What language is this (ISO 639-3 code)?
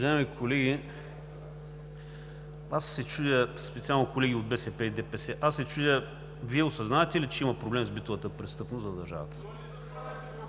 bul